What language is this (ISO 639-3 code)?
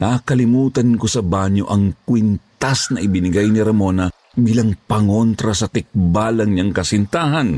fil